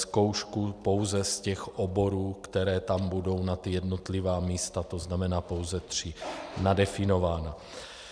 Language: Czech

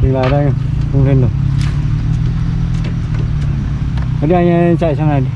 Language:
Vietnamese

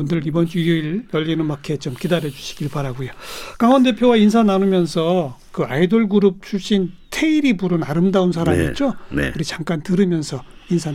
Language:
Korean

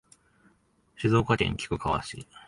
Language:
Japanese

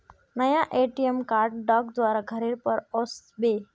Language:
Magahi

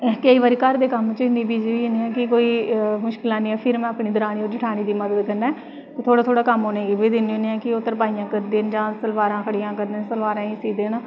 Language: Dogri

